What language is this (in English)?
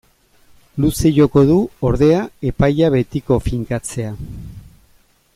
Basque